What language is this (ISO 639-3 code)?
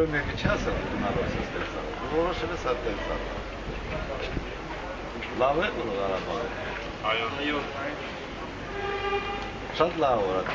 tur